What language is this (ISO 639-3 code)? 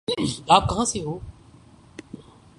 urd